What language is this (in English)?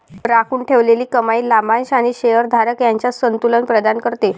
Marathi